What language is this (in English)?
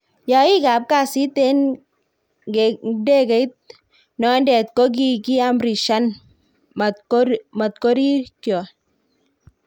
Kalenjin